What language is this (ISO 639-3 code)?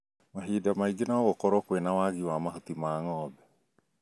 kik